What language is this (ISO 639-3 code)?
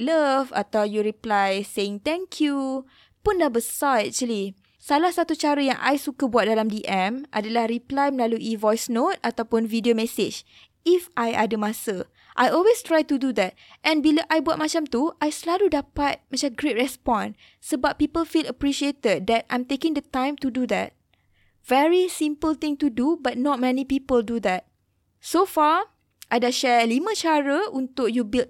msa